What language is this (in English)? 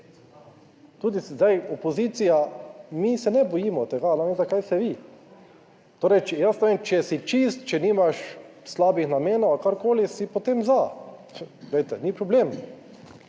Slovenian